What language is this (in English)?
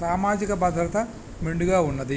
Telugu